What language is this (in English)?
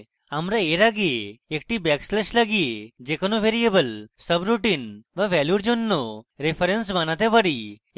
Bangla